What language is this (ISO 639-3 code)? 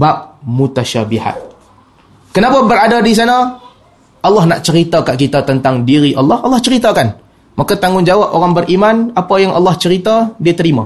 msa